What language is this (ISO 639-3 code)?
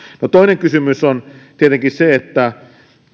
fin